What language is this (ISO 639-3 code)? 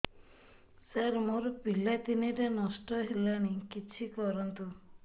ori